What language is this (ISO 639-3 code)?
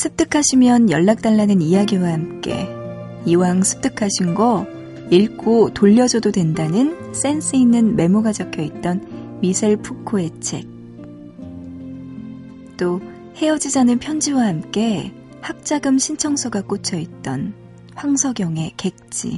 kor